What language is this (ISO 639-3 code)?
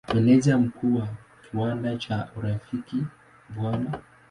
swa